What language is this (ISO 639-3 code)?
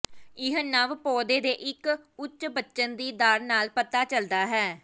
pan